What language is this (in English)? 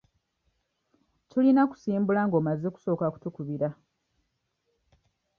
Ganda